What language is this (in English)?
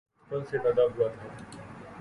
Urdu